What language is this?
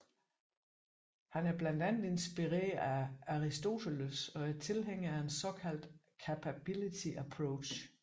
Danish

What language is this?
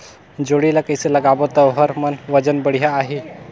Chhattisgarhi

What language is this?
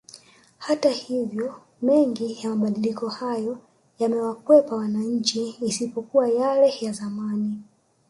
Swahili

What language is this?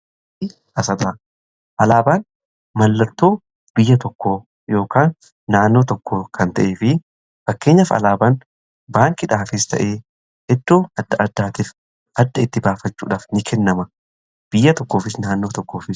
Oromo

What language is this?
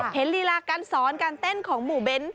Thai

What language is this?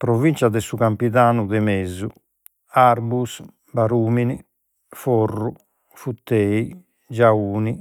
Sardinian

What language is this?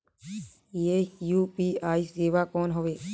Chhattisgarhi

